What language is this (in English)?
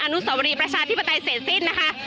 Thai